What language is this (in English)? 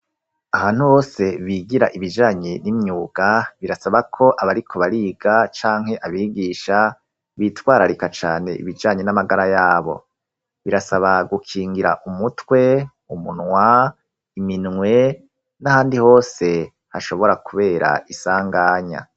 Rundi